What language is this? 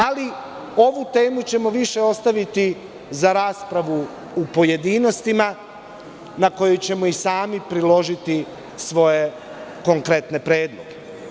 Serbian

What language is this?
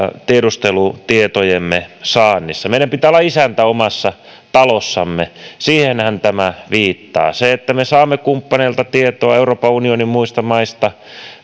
Finnish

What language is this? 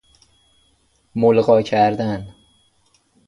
Persian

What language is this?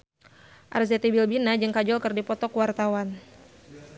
Sundanese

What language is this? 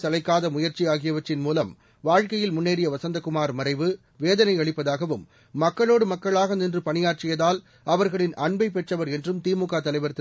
Tamil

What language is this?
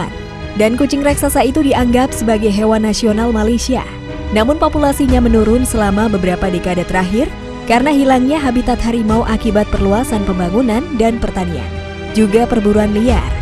Indonesian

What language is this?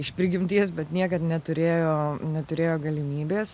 Lithuanian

